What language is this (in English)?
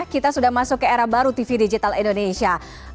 Indonesian